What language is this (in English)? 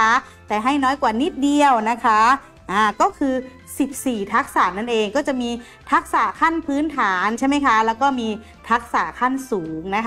Thai